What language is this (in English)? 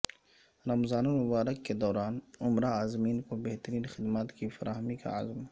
Urdu